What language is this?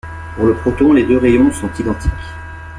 French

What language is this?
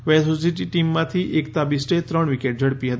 Gujarati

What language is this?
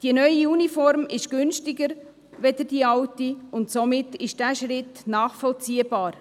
Swiss German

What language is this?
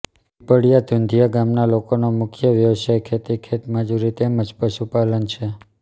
Gujarati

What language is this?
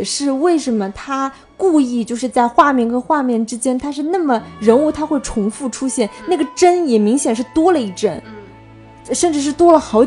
Chinese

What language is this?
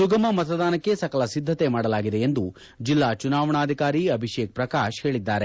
Kannada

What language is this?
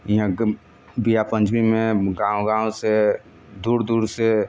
Maithili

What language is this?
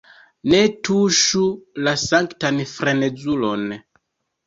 Esperanto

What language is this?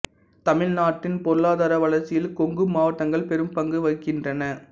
Tamil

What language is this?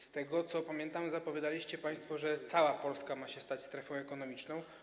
Polish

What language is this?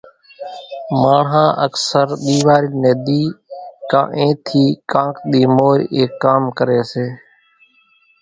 Kachi Koli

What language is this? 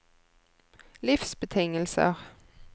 Norwegian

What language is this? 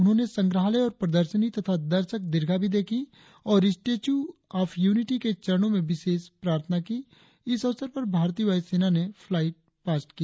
Hindi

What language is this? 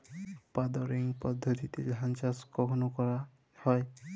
Bangla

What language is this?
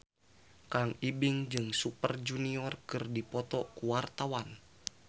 Sundanese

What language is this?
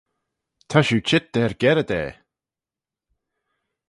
Manx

